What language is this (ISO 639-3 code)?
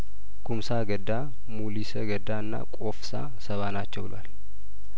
amh